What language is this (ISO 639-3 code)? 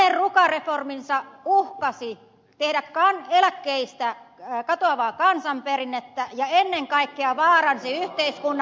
fin